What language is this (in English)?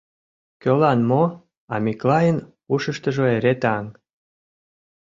Mari